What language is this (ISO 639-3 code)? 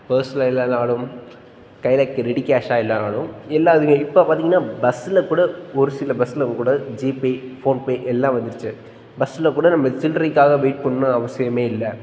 tam